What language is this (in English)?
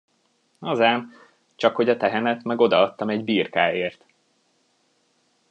Hungarian